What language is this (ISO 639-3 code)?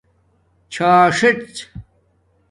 dmk